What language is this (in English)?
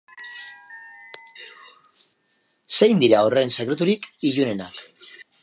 Basque